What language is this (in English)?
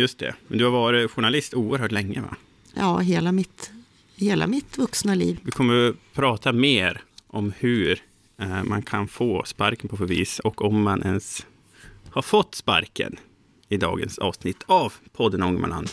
Swedish